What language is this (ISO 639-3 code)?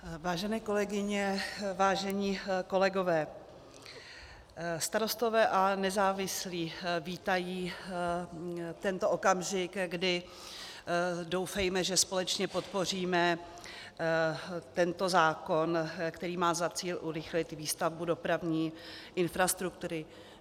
ces